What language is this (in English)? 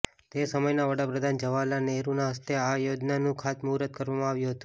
Gujarati